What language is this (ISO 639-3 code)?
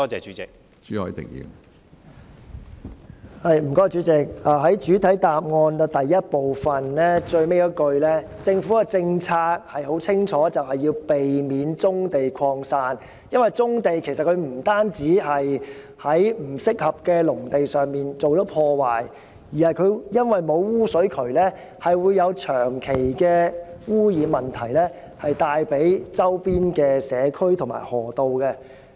yue